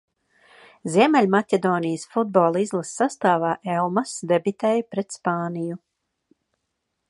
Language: Latvian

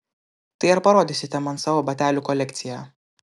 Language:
Lithuanian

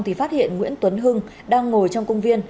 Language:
Vietnamese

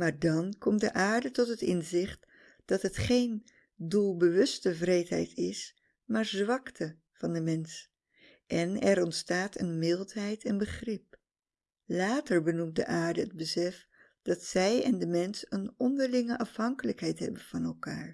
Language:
Dutch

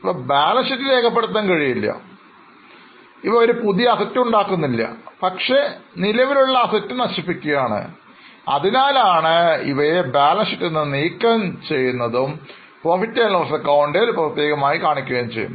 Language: Malayalam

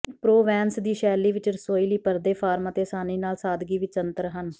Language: Punjabi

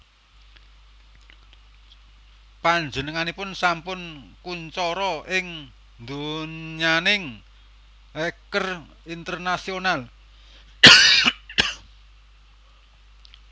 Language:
Javanese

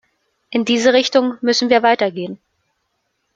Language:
German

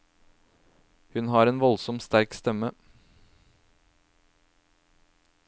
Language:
Norwegian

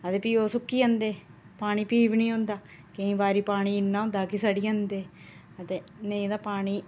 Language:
Dogri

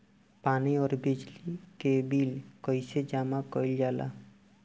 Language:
Bhojpuri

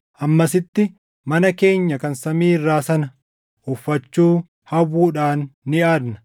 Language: Oromo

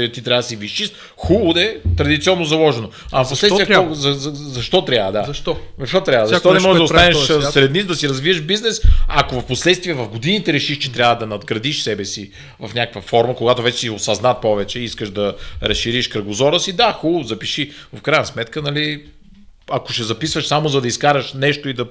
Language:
Bulgarian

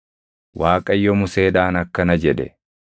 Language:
Oromo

